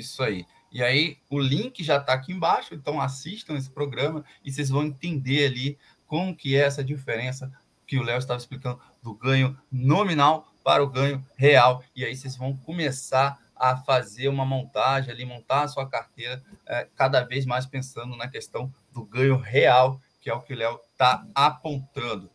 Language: Portuguese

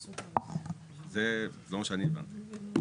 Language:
Hebrew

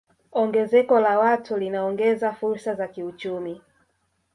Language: Swahili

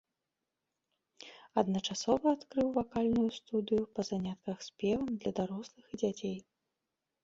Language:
Belarusian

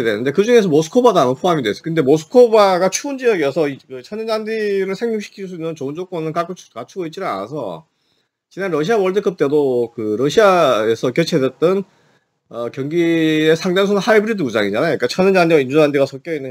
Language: Korean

